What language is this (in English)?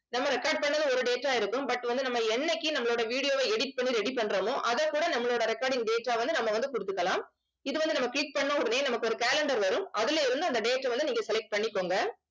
Tamil